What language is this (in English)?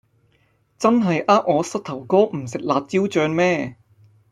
Cantonese